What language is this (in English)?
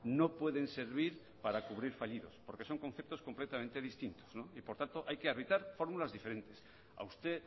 Spanish